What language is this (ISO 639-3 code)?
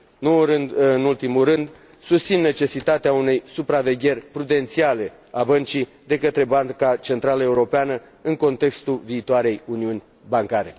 ron